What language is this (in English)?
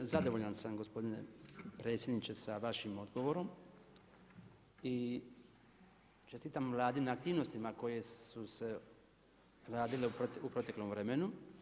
Croatian